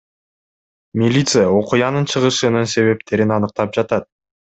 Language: Kyrgyz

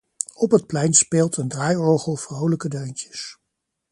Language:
Dutch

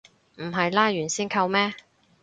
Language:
Cantonese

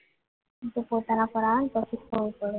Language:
Gujarati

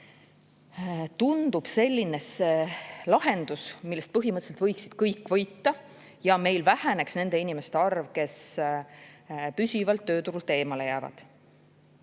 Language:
Estonian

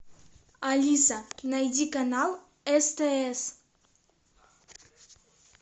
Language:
Russian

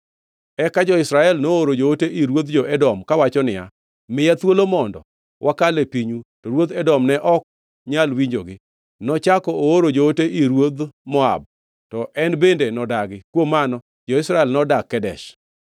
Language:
Luo (Kenya and Tanzania)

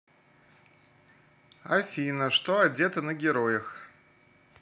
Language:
Russian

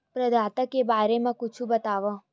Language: Chhattisgarhi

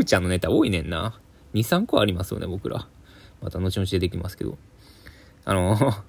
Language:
Japanese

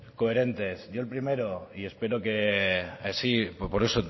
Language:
Spanish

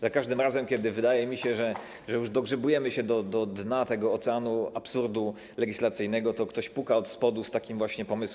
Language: Polish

